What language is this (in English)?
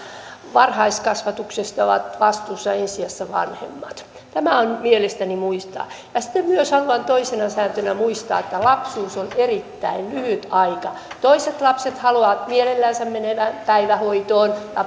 Finnish